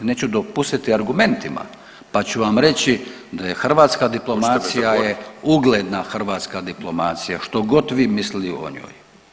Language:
Croatian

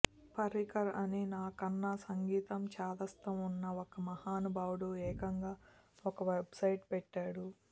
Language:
Telugu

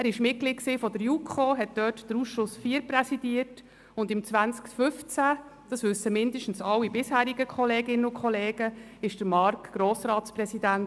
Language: Swiss German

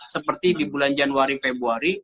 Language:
Indonesian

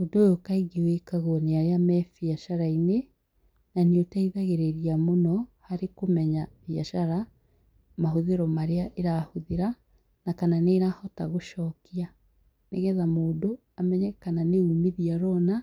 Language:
Kikuyu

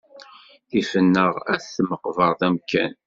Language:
Kabyle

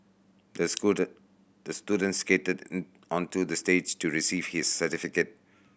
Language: English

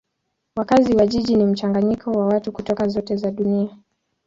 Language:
Swahili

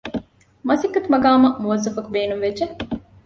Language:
Divehi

